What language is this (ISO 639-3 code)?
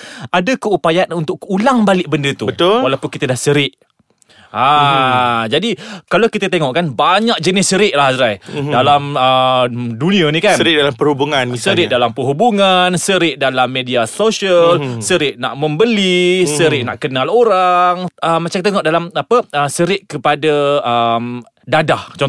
msa